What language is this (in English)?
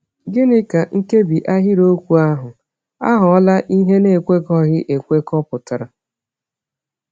Igbo